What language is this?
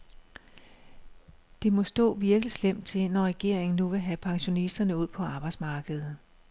Danish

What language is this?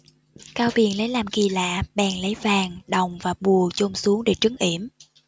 Vietnamese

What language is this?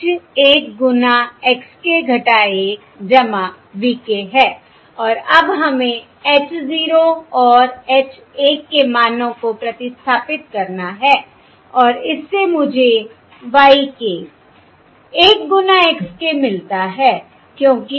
Hindi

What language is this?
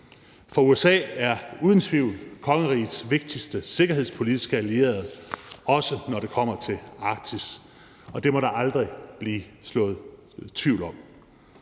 Danish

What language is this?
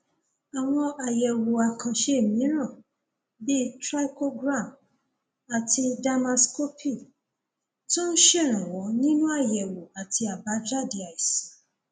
Yoruba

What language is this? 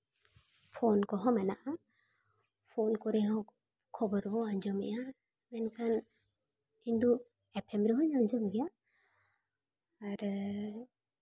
Santali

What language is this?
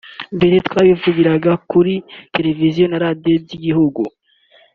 Kinyarwanda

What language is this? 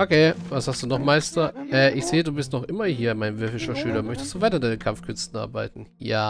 German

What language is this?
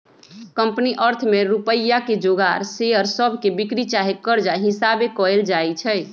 Magahi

